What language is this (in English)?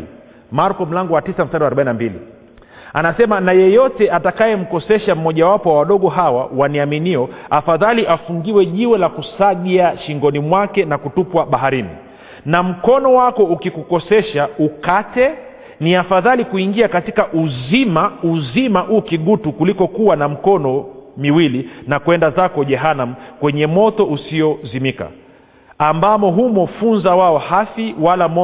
Swahili